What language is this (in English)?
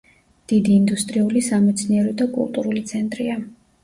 Georgian